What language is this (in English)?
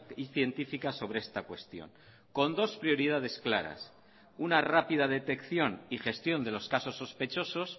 Spanish